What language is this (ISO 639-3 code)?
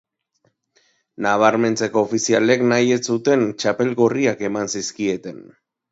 eus